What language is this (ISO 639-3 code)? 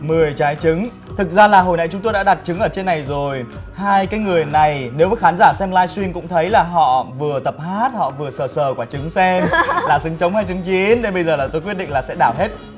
vie